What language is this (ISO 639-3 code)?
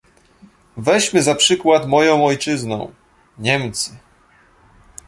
pol